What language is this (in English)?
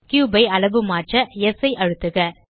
Tamil